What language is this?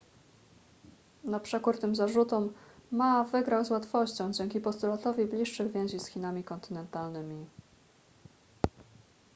Polish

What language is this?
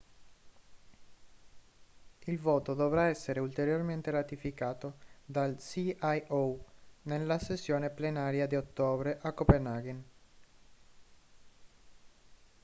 Italian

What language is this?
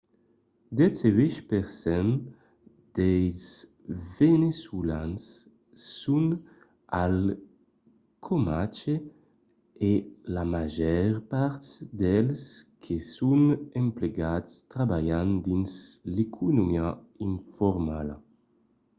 Occitan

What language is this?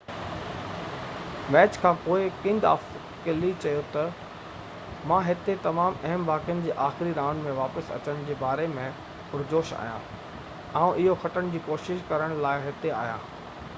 Sindhi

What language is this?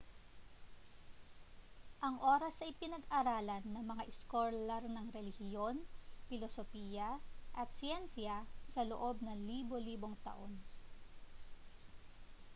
Filipino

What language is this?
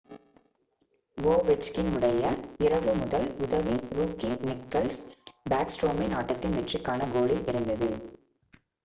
Tamil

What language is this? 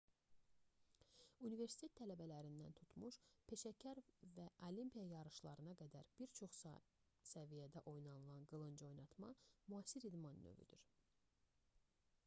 Azerbaijani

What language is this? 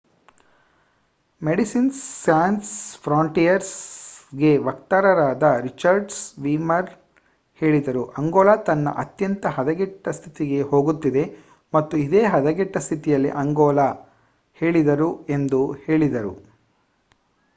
Kannada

